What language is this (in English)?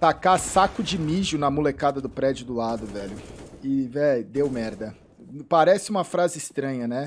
Portuguese